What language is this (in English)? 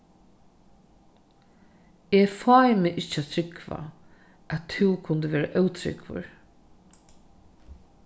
Faroese